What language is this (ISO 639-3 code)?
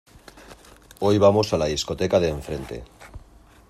spa